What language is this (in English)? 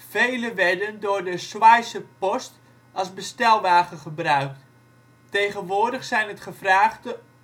Dutch